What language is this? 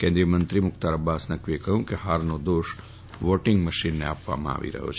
Gujarati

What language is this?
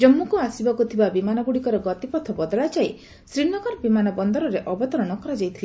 Odia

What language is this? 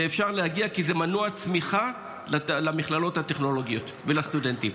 Hebrew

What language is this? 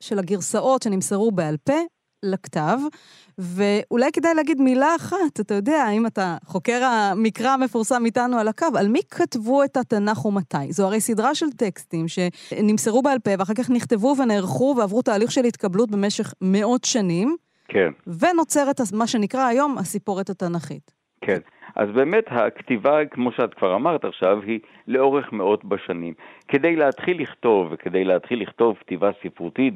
Hebrew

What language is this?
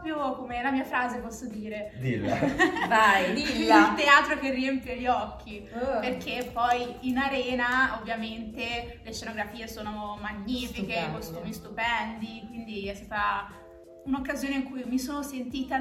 Italian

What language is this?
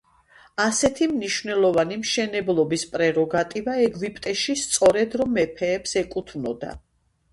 Georgian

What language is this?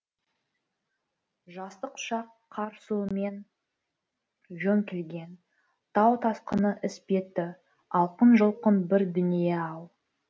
Kazakh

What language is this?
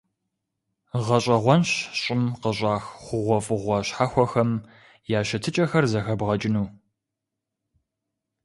Kabardian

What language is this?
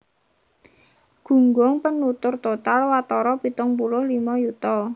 Javanese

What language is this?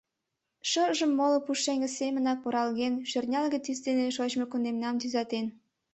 Mari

